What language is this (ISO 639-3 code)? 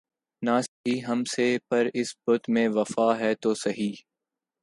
urd